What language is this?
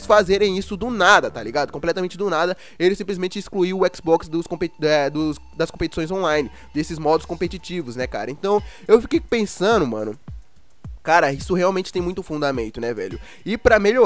Portuguese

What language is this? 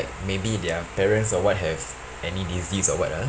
English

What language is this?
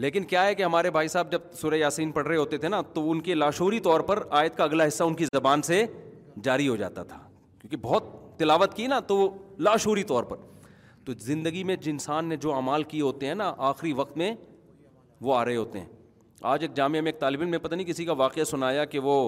Urdu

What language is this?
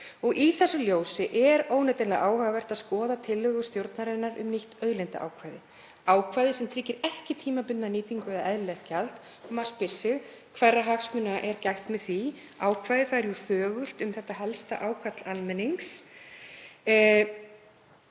Icelandic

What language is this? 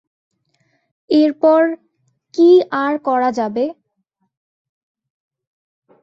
Bangla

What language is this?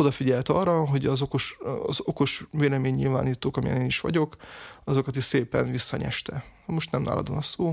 Hungarian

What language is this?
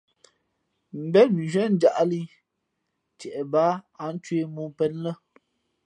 Fe'fe'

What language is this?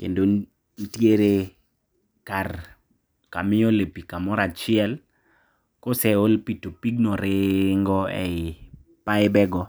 Luo (Kenya and Tanzania)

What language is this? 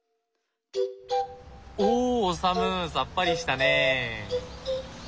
Japanese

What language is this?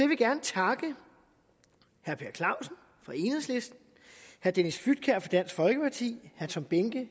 Danish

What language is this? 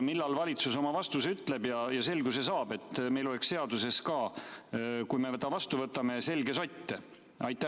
Estonian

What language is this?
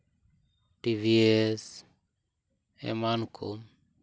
Santali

